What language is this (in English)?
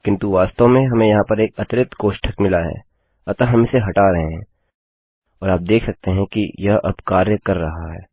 Hindi